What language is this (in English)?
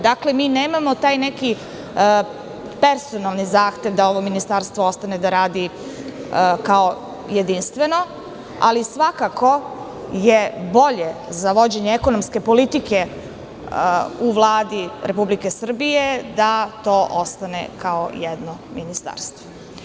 Serbian